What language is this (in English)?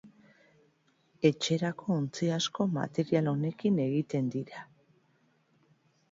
Basque